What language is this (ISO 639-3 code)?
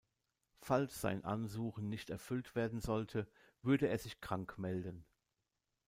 deu